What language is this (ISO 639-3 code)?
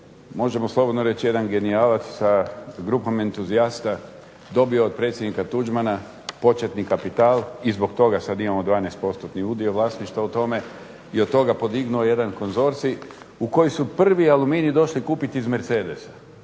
hrv